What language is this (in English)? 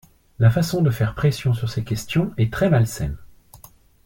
French